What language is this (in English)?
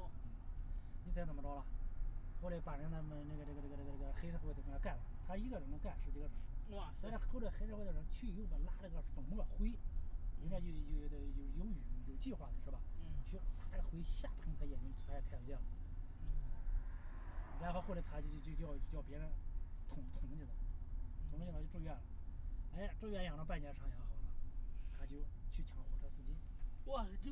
Chinese